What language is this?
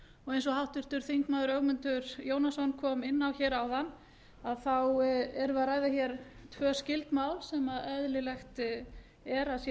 Icelandic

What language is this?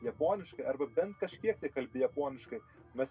Lithuanian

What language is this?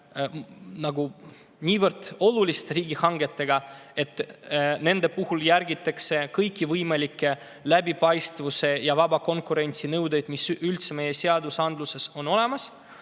Estonian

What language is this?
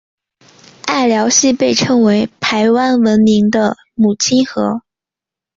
Chinese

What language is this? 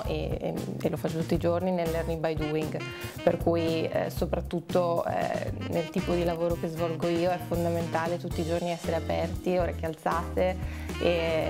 Italian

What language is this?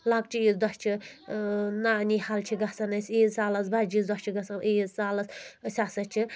Kashmiri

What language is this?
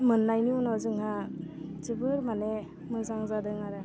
Bodo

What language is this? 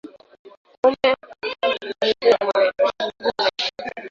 Swahili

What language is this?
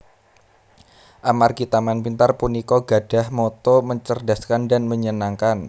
Javanese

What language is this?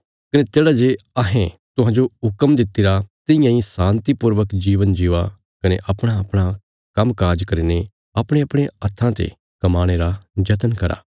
Bilaspuri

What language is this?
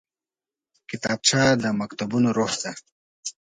Pashto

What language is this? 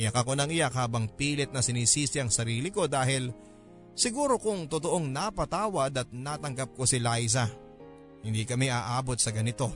Filipino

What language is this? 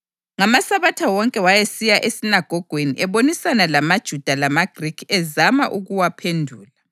North Ndebele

